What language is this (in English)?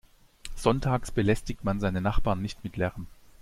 German